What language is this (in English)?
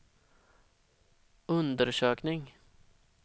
Swedish